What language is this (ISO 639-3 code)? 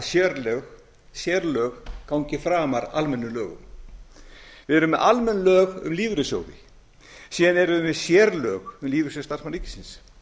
isl